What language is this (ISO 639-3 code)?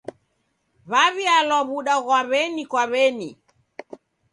dav